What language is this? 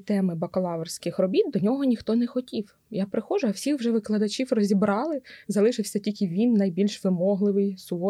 Ukrainian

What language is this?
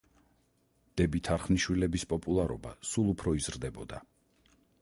Georgian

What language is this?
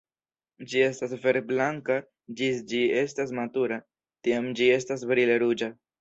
Esperanto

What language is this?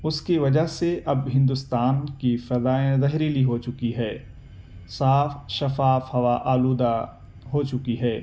Urdu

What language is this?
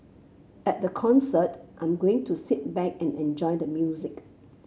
English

